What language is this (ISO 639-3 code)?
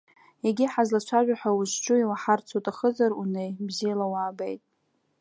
abk